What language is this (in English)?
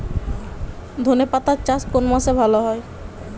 Bangla